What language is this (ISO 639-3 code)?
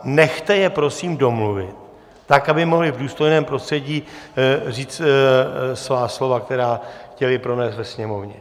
ces